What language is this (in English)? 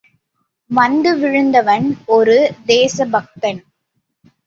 Tamil